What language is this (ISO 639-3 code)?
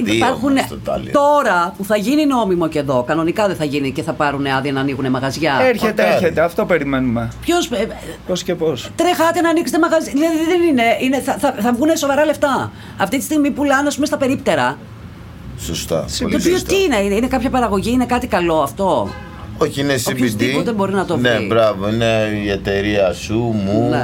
ell